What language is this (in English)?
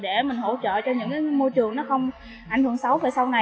Vietnamese